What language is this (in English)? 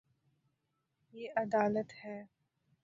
Urdu